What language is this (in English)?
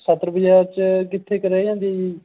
Punjabi